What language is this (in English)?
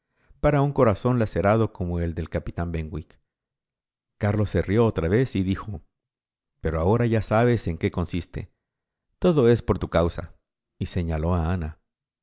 Spanish